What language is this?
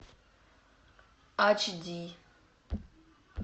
Russian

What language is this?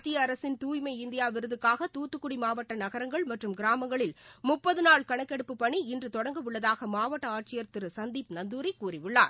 Tamil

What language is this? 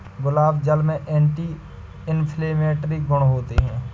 Hindi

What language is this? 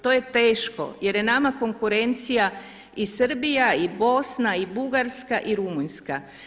Croatian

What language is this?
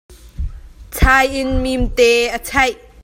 Hakha Chin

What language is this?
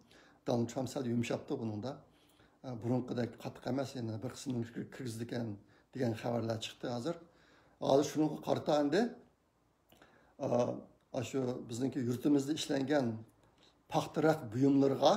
Turkish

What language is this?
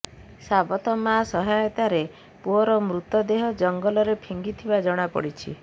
Odia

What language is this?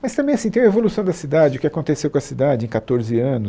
Portuguese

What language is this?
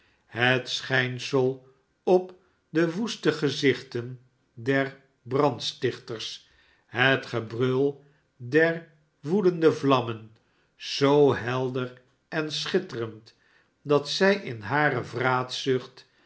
Dutch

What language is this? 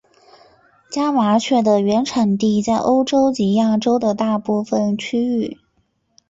Chinese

